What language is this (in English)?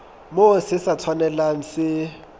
Southern Sotho